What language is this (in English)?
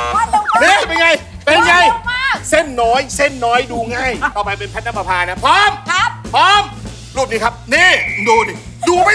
Thai